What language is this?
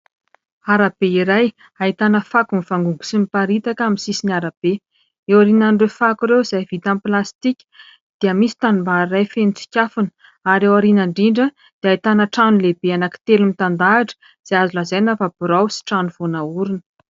Malagasy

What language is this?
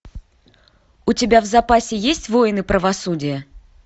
Russian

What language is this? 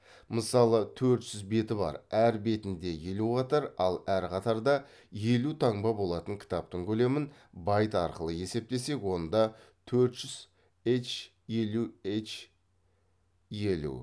Kazakh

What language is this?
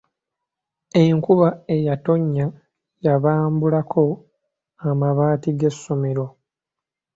Ganda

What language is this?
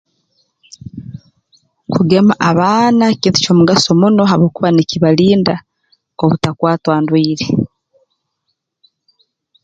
Tooro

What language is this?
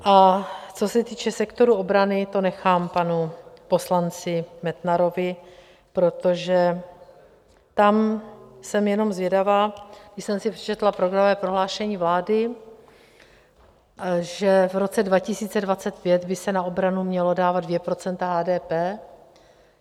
Czech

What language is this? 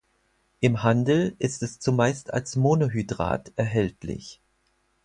German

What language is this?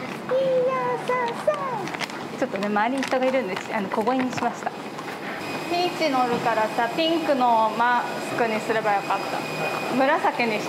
Japanese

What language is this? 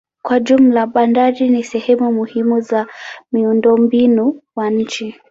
Swahili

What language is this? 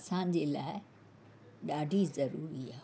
Sindhi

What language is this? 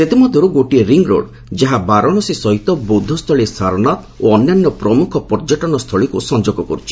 Odia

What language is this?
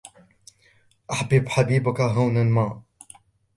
Arabic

